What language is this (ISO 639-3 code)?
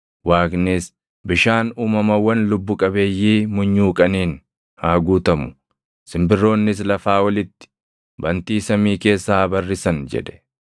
orm